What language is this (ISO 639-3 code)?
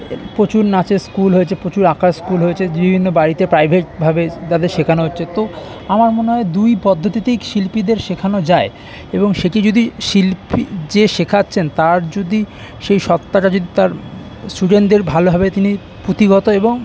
ben